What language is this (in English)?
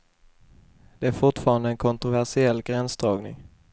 Swedish